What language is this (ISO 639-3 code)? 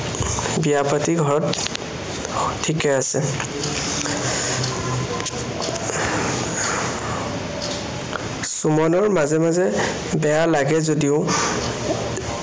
asm